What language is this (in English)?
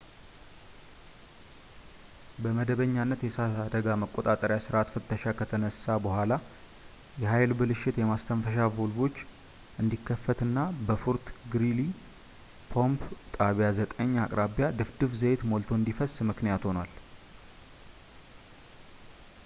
Amharic